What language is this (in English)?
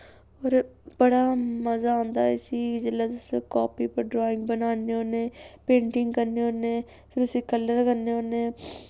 Dogri